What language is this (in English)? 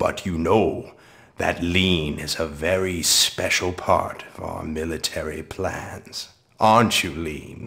English